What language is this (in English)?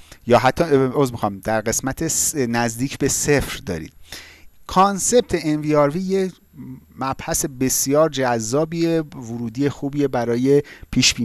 Persian